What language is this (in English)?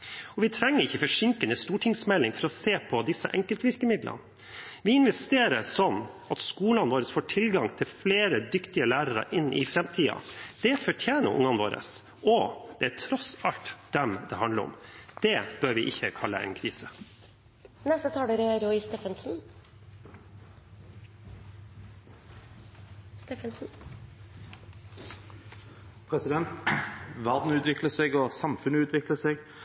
Norwegian Bokmål